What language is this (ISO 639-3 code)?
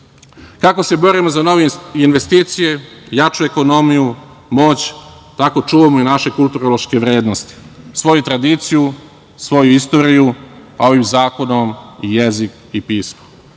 srp